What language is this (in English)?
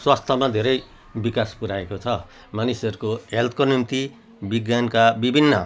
Nepali